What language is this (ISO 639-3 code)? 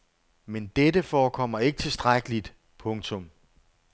dan